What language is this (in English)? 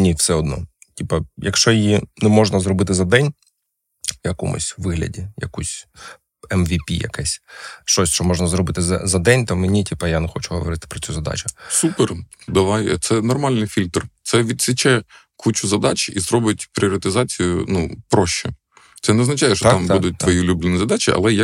Ukrainian